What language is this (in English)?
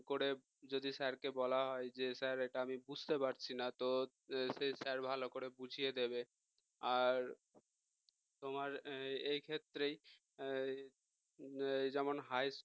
Bangla